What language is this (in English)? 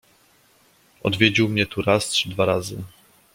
Polish